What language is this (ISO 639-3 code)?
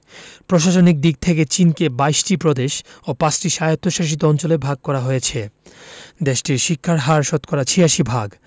ben